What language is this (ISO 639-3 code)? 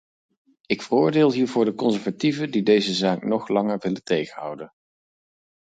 nld